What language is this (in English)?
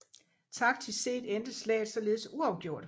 Danish